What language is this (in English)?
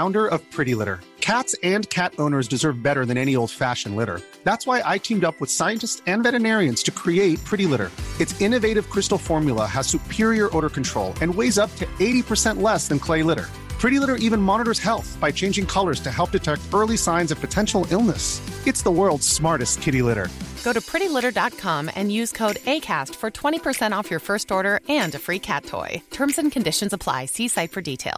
Swedish